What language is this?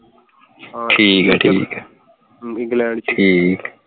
Punjabi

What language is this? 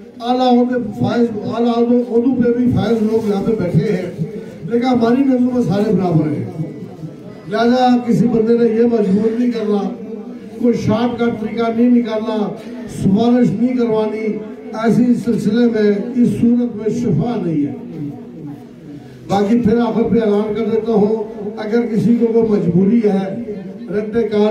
Turkish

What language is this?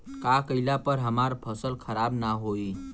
Bhojpuri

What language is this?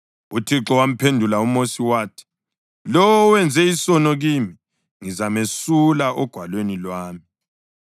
North Ndebele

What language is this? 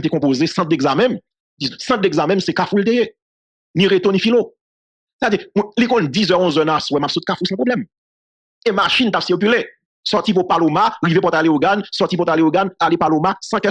French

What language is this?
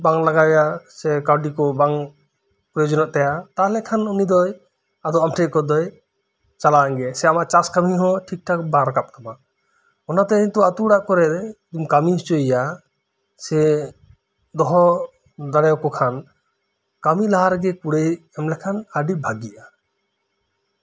Santali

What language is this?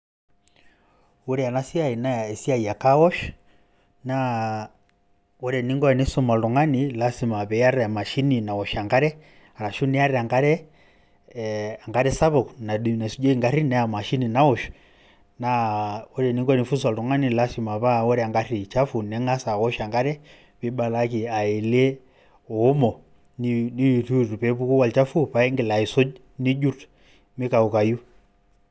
Masai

